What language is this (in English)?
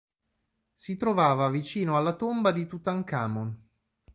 Italian